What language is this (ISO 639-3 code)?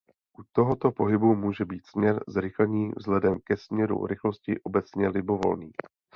ces